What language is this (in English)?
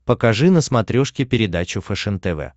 Russian